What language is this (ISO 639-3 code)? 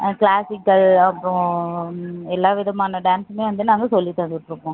tam